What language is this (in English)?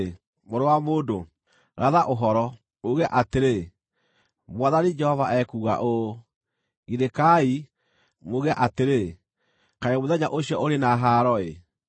Kikuyu